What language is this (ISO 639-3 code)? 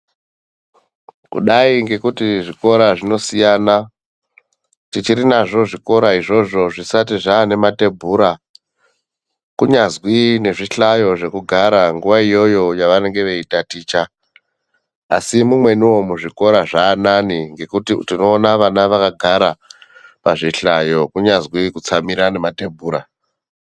ndc